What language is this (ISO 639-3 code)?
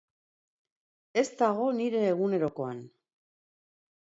eus